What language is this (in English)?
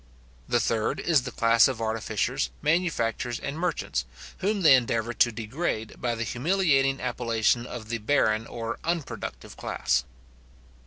English